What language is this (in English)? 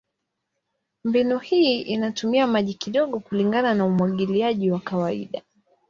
Swahili